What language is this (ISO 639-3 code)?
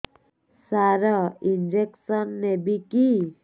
ori